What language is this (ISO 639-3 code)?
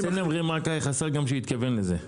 heb